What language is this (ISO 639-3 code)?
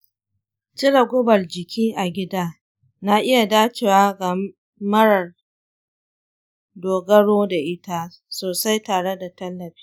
hau